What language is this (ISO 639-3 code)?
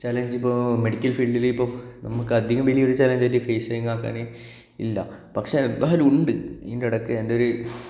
mal